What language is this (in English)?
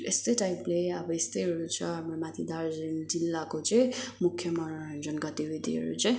Nepali